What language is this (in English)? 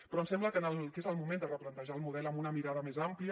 Catalan